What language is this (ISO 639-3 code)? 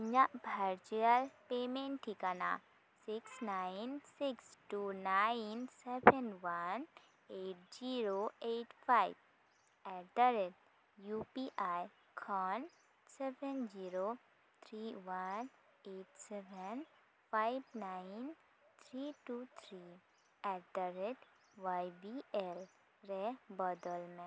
sat